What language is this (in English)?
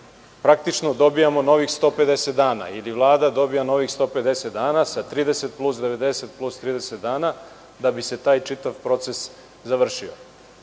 Serbian